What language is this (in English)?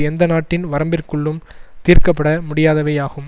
Tamil